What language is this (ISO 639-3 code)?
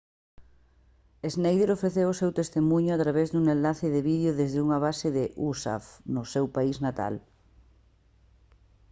glg